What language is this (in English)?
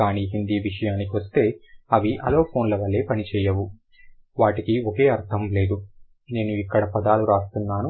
Telugu